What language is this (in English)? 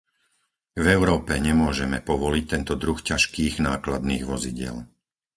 Slovak